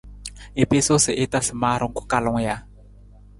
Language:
Nawdm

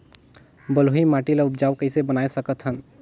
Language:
Chhattisgarhi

